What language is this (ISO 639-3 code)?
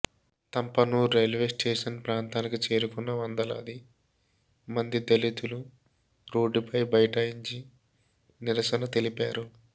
tel